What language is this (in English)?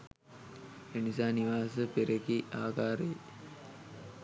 Sinhala